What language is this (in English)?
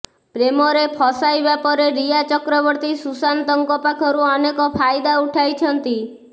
Odia